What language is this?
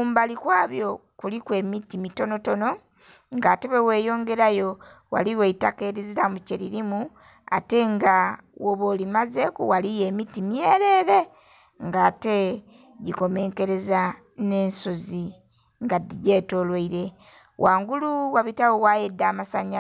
Soga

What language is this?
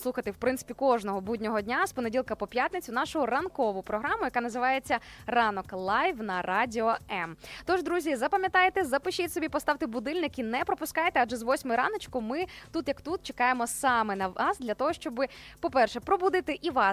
Ukrainian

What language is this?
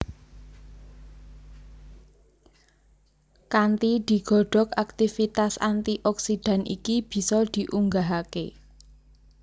Javanese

